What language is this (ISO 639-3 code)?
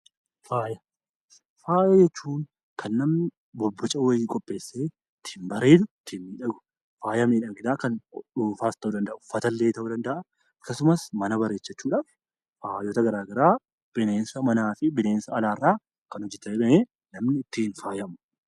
orm